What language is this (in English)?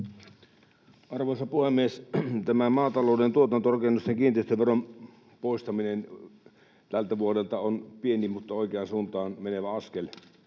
Finnish